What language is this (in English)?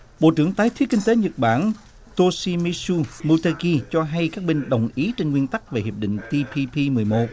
Vietnamese